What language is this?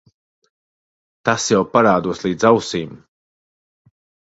Latvian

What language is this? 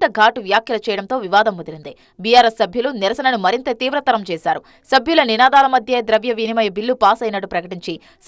Telugu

